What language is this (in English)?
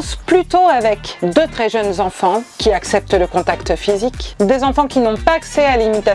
French